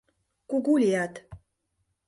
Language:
Mari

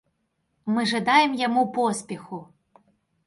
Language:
Belarusian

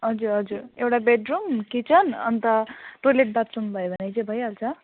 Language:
Nepali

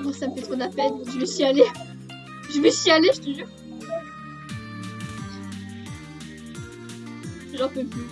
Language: French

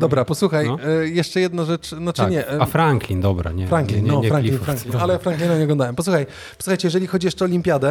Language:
Polish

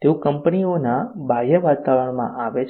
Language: Gujarati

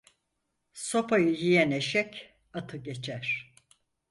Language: Turkish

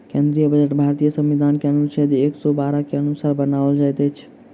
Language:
Maithili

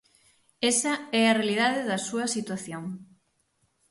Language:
Galician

